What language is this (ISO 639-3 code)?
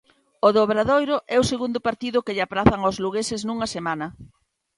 glg